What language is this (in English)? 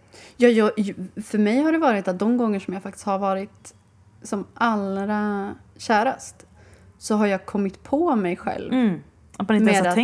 Swedish